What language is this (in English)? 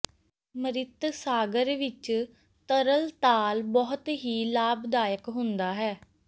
Punjabi